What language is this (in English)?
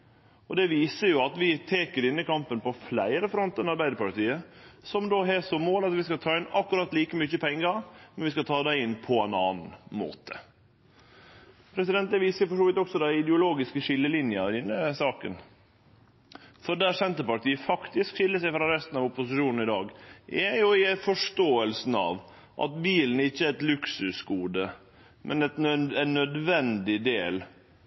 Norwegian Nynorsk